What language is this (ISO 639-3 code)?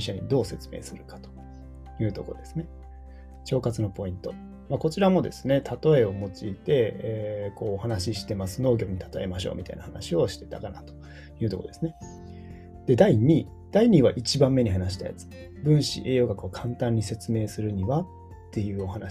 jpn